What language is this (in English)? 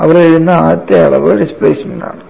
Malayalam